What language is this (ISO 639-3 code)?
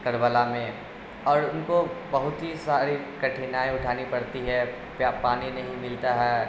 urd